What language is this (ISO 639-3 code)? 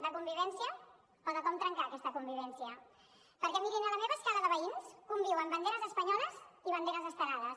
cat